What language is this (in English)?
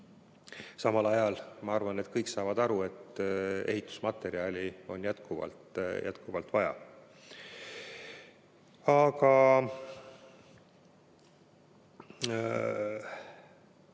Estonian